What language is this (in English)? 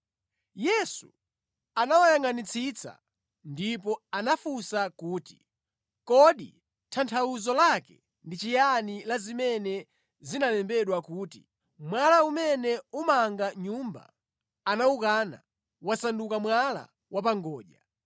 Nyanja